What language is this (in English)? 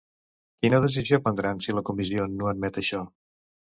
Catalan